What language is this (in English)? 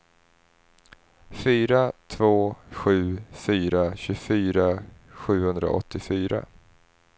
Swedish